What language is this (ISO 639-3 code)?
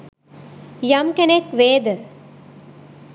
sin